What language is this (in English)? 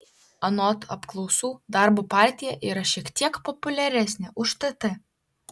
Lithuanian